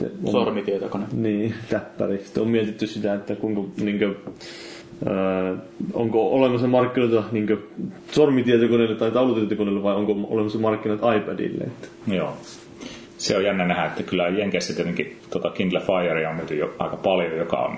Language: Finnish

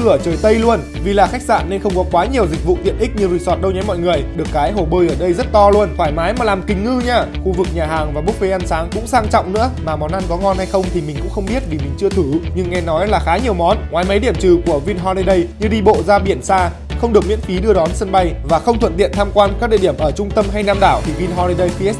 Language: Vietnamese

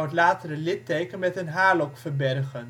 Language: Dutch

